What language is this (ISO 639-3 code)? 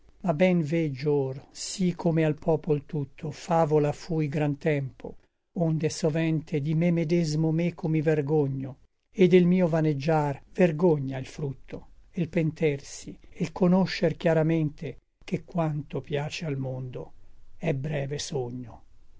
ita